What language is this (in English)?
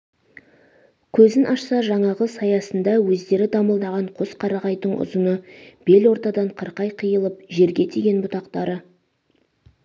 Kazakh